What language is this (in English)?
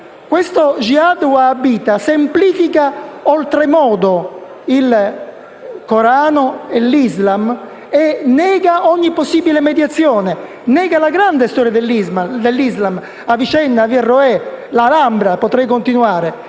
Italian